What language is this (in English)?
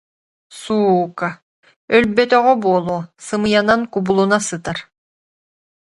Yakut